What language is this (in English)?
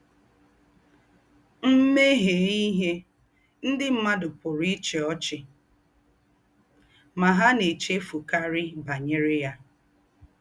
Igbo